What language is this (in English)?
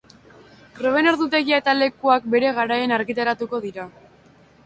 Basque